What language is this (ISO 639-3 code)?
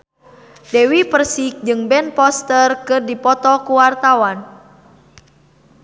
sun